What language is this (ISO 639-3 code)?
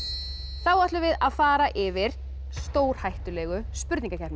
isl